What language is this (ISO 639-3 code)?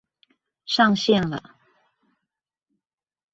zho